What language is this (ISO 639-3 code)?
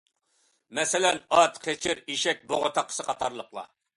uig